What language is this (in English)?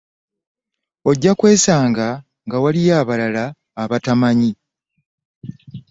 Ganda